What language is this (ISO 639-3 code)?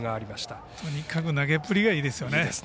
jpn